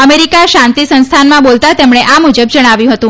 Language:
Gujarati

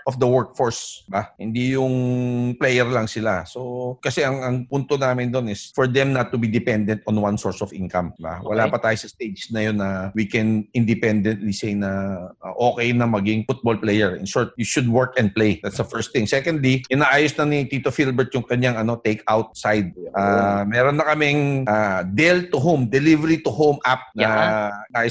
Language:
Filipino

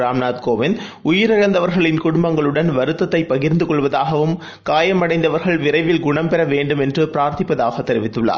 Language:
Tamil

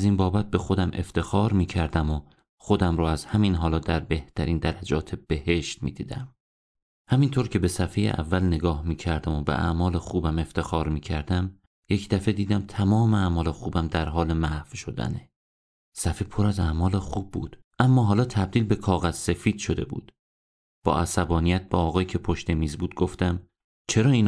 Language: Persian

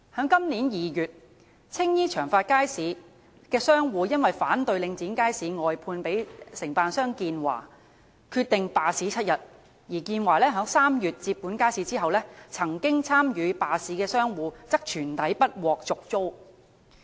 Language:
Cantonese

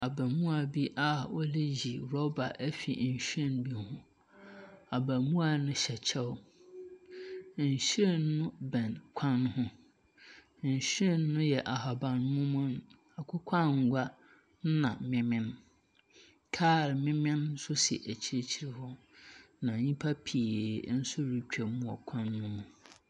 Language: Akan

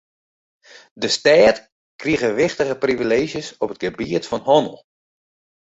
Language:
Western Frisian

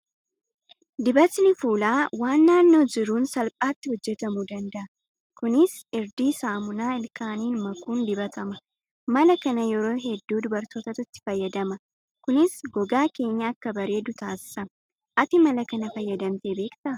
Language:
Oromo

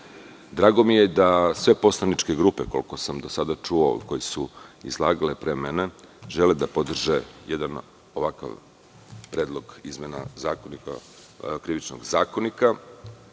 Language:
Serbian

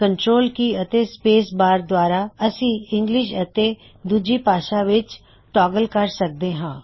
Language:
Punjabi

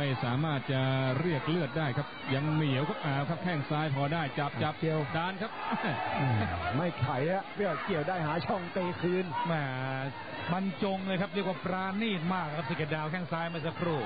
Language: Thai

